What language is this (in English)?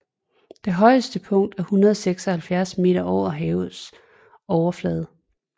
Danish